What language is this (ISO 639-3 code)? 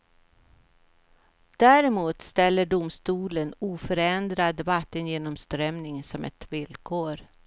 swe